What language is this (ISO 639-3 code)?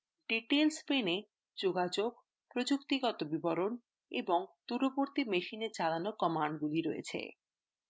ben